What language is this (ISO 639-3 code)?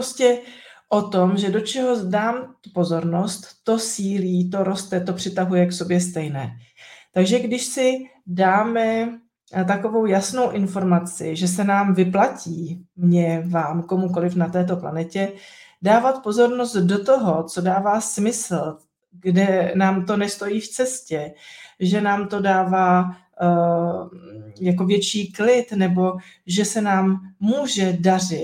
ces